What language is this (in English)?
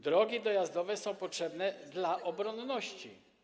Polish